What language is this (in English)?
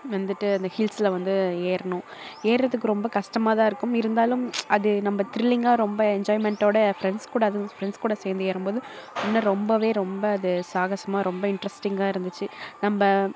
Tamil